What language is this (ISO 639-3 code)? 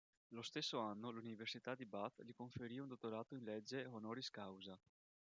ita